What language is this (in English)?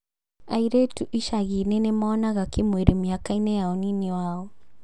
Kikuyu